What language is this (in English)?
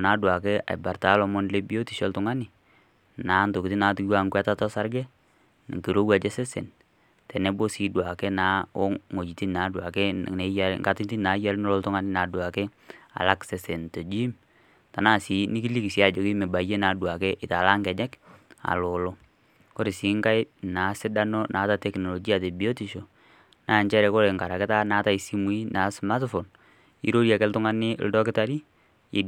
Masai